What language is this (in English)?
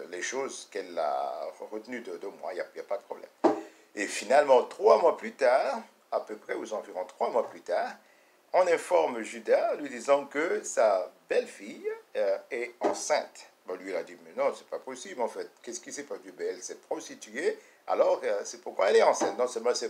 French